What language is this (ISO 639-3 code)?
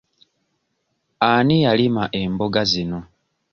lug